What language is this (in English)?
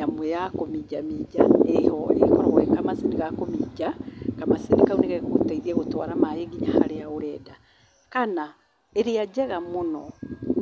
Kikuyu